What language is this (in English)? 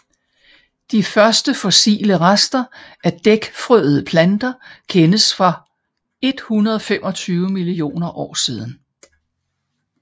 Danish